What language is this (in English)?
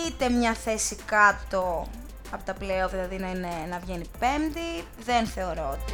Greek